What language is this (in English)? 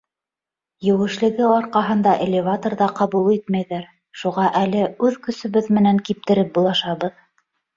Bashkir